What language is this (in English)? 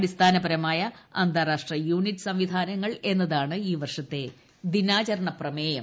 Malayalam